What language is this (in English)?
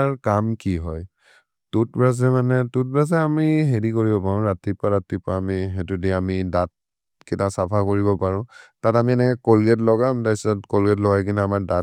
Maria (India)